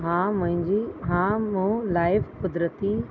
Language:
Sindhi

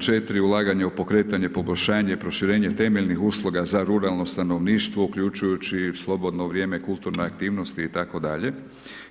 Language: Croatian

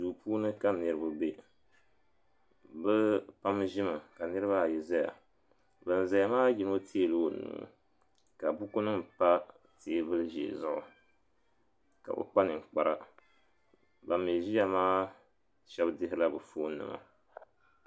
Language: Dagbani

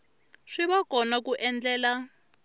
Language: Tsonga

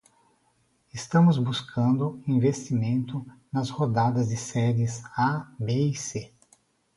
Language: Portuguese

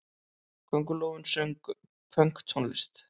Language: Icelandic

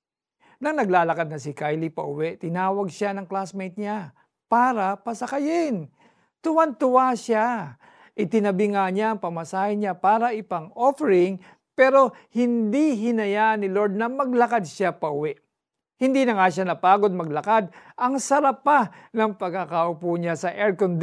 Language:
Filipino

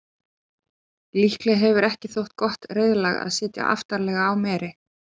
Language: Icelandic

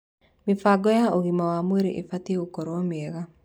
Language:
Kikuyu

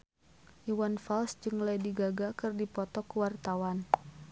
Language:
Sundanese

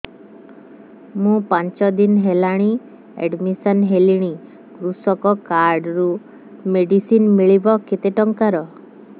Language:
Odia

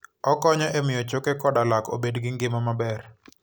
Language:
Luo (Kenya and Tanzania)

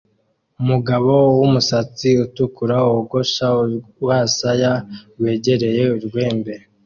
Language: Kinyarwanda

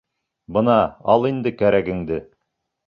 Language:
Bashkir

